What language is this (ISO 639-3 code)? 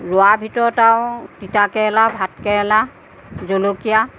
asm